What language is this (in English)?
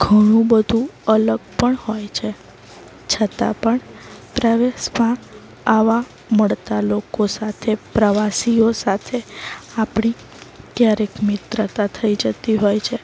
Gujarati